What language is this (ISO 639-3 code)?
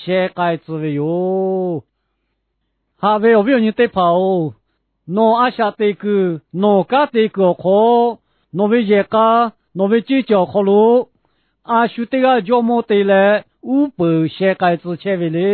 tur